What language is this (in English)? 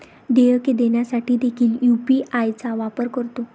Marathi